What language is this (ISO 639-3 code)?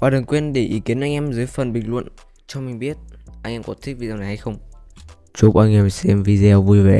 vie